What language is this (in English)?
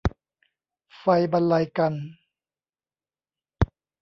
Thai